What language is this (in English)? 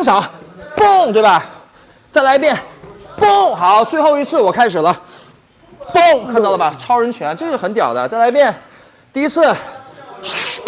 Chinese